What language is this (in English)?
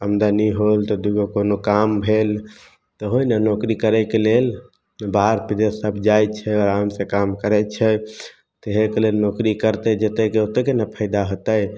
Maithili